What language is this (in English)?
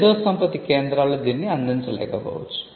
Telugu